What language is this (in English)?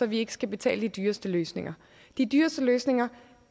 Danish